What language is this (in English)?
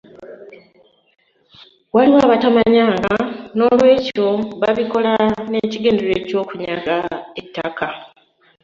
Ganda